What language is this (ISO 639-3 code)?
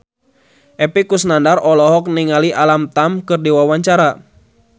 sun